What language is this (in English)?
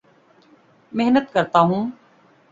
Urdu